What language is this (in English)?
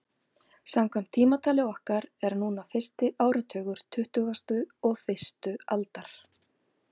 Icelandic